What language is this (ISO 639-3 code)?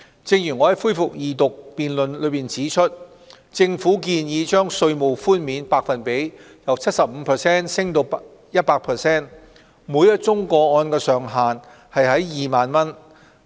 yue